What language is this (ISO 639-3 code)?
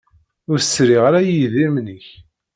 kab